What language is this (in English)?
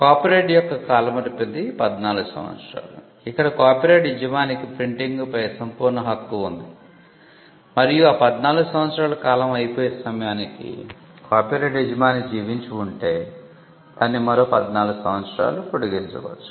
Telugu